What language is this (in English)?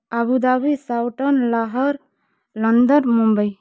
Odia